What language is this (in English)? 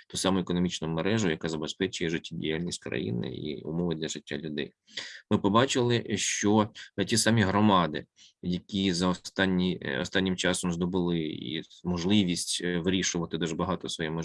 Ukrainian